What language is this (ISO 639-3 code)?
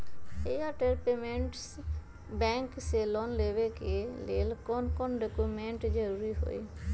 mag